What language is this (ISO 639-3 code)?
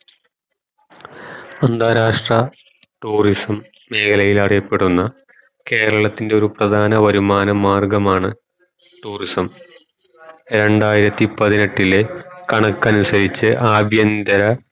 mal